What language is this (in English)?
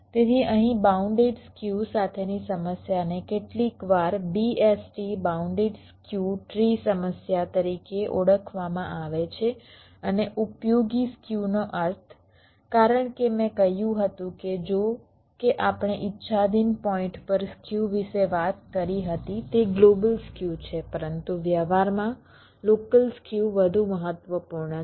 Gujarati